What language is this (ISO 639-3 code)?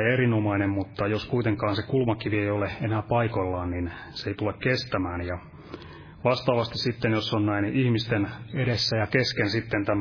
fin